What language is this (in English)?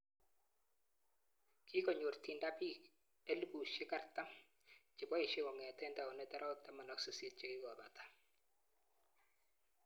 Kalenjin